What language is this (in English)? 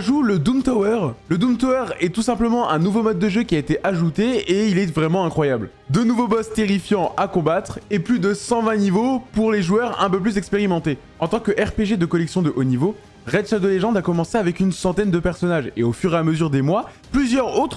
French